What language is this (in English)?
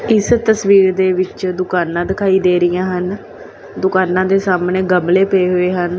Punjabi